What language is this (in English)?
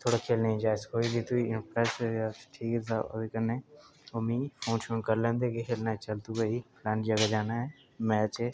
Dogri